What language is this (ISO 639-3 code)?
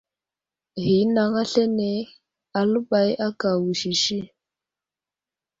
udl